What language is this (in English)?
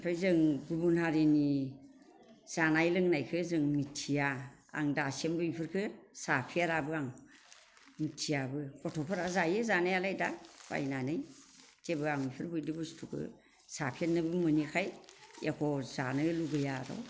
Bodo